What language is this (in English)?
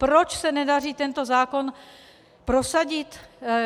Czech